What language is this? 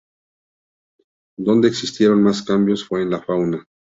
Spanish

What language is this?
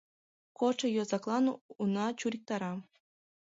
Mari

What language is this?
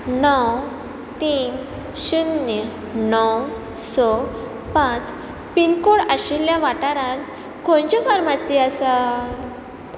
Konkani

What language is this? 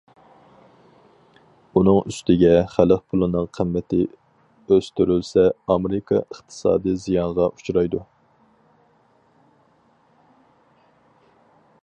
Uyghur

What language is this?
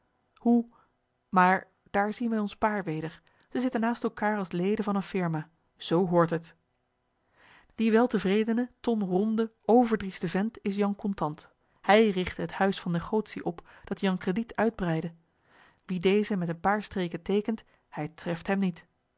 Dutch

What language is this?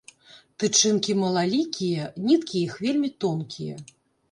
Belarusian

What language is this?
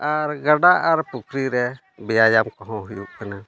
Santali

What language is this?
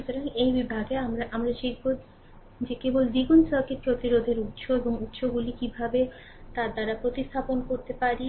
Bangla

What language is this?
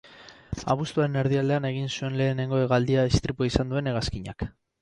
Basque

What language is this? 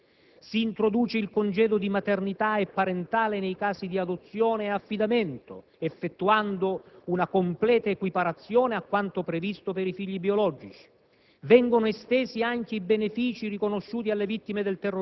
Italian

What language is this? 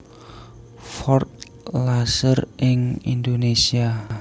Javanese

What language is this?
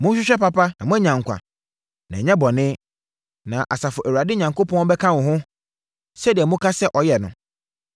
Akan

